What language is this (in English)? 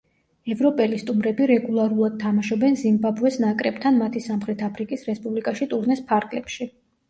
Georgian